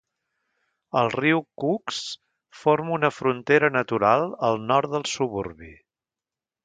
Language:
Catalan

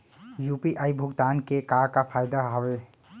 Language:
Chhattisgarhi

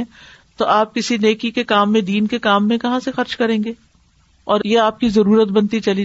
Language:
Urdu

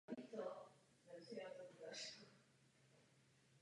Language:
Czech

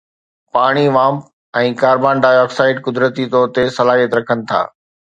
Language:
Sindhi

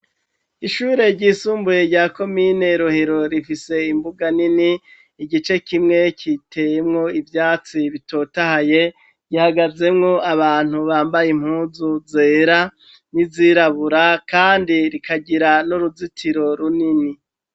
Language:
Rundi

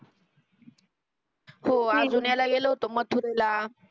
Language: Marathi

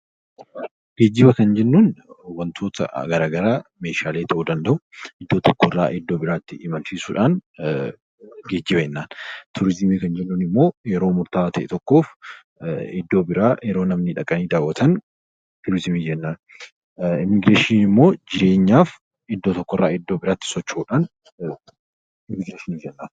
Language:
Oromo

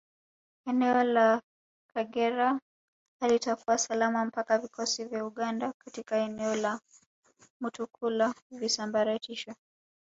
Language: Swahili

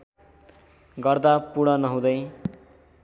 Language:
Nepali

